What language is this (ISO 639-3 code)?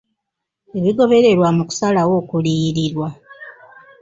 lug